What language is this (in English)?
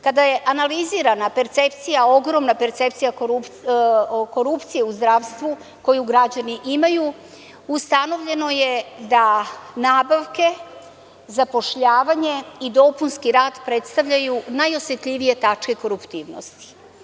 Serbian